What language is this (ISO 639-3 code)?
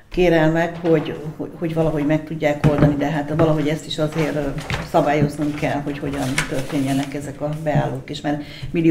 hun